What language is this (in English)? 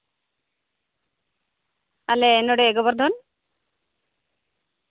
Santali